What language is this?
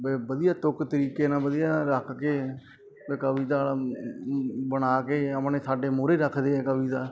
Punjabi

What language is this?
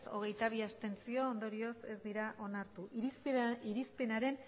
Basque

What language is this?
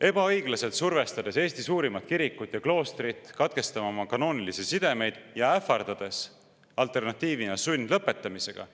Estonian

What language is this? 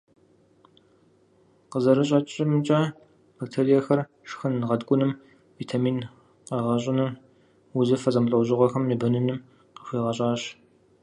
Kabardian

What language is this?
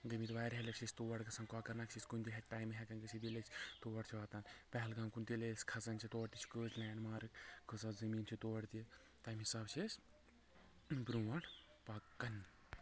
Kashmiri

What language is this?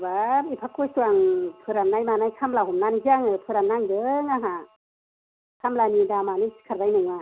Bodo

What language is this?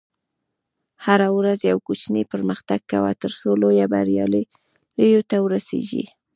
Pashto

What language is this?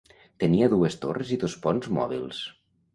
Catalan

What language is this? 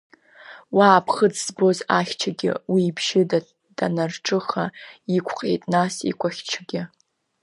Abkhazian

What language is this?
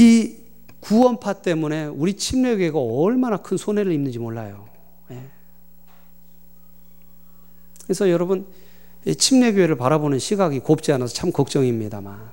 Korean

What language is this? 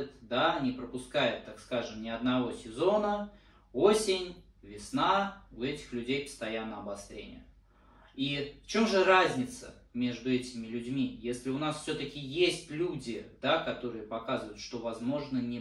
Russian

